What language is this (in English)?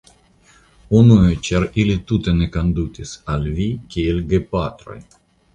Esperanto